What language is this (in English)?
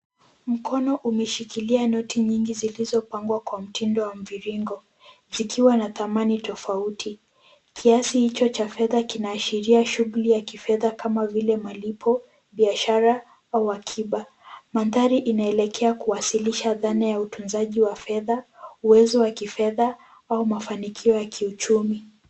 Swahili